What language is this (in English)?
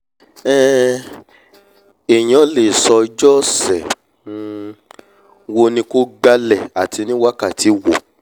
Yoruba